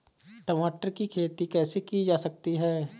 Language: Hindi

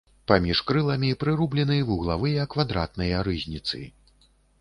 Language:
Belarusian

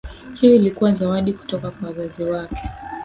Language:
Swahili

